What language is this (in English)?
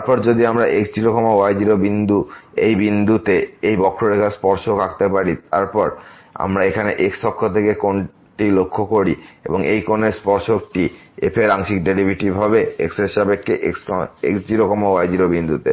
Bangla